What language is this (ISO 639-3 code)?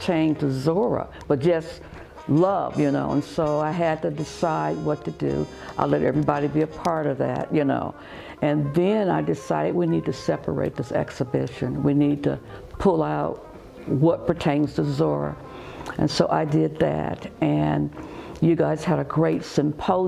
eng